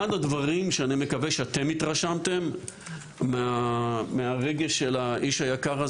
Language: Hebrew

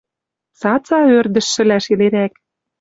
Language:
Western Mari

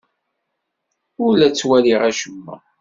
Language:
Kabyle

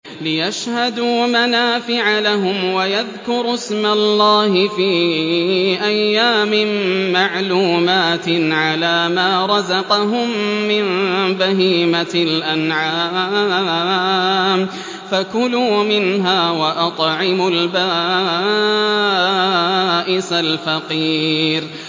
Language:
Arabic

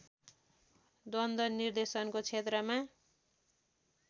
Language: Nepali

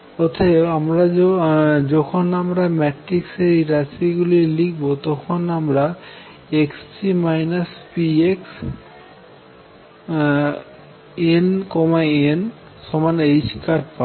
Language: Bangla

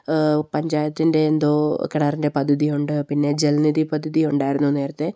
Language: Malayalam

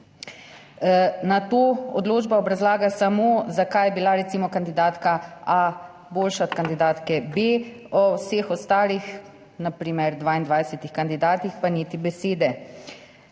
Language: Slovenian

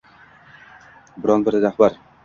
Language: Uzbek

